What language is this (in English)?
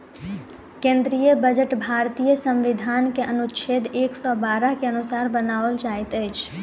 Maithili